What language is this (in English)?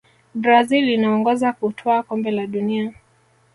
Swahili